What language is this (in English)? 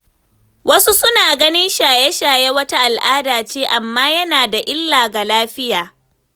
Hausa